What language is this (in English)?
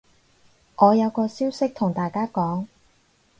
Cantonese